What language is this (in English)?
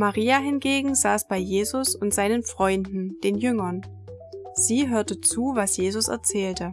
German